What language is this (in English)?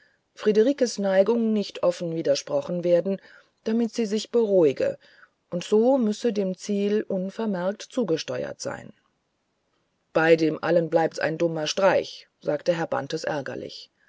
German